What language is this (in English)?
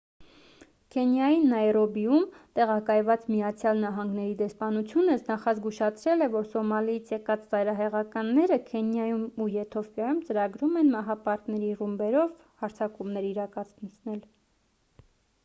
Armenian